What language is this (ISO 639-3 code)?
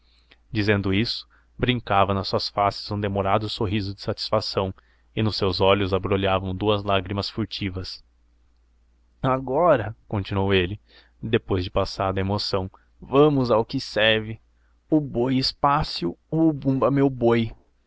por